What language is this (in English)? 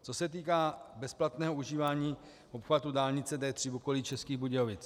Czech